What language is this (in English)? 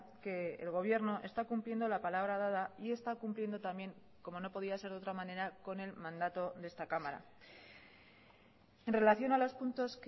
Spanish